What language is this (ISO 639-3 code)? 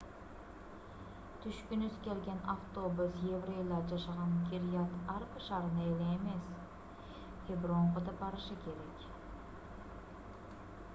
kir